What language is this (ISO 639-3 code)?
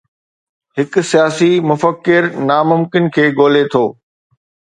snd